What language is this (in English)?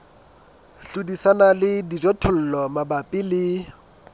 Southern Sotho